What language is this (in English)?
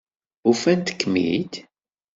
Kabyle